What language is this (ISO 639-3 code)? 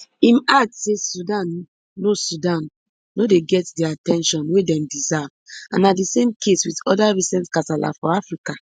pcm